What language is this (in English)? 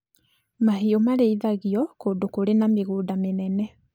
Kikuyu